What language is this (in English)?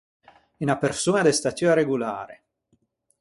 Ligurian